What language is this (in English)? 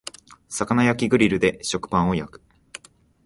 Japanese